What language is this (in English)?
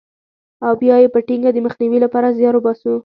Pashto